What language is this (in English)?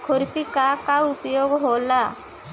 Bhojpuri